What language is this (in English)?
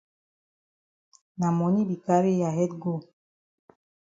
Cameroon Pidgin